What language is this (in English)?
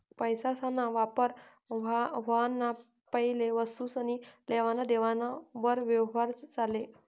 Marathi